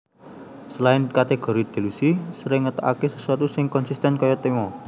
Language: Javanese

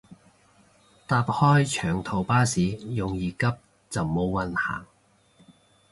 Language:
Cantonese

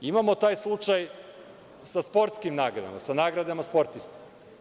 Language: Serbian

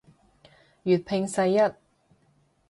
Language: Cantonese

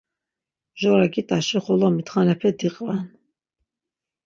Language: Laz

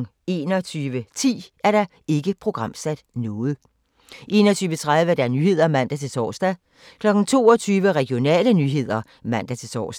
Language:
Danish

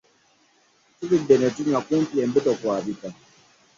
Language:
Ganda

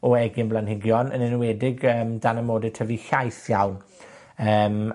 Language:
Welsh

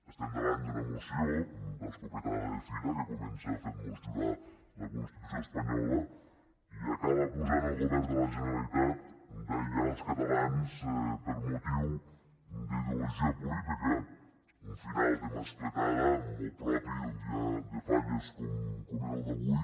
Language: Catalan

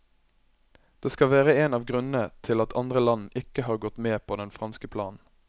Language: Norwegian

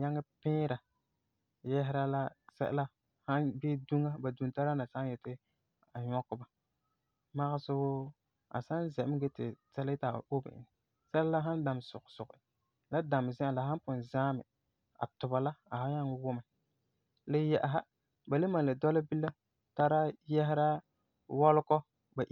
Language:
Frafra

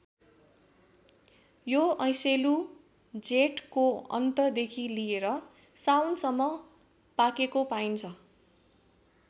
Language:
Nepali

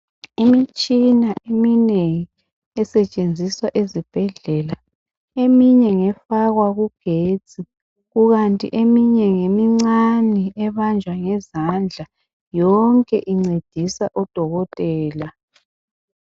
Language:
North Ndebele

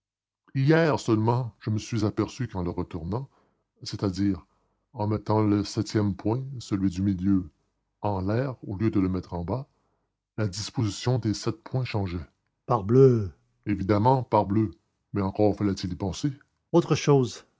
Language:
French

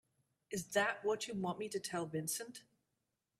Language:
English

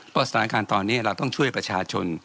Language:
Thai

